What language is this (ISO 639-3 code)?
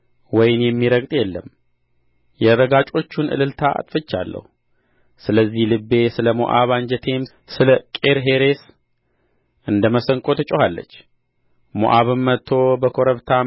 amh